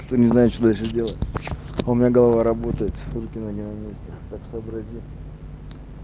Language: Russian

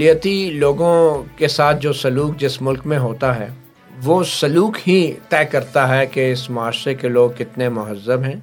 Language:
Urdu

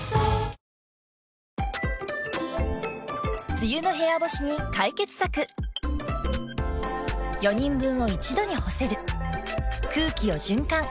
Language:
Japanese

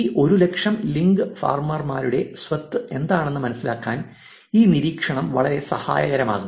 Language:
Malayalam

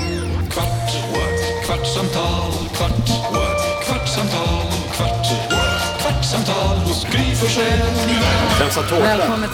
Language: Swedish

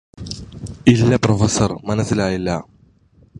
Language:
Malayalam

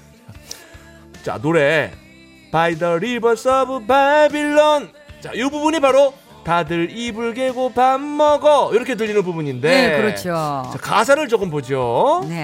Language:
Korean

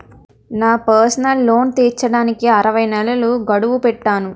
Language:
Telugu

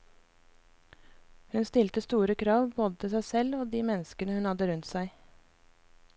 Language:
Norwegian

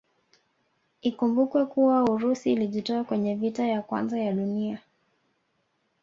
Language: Swahili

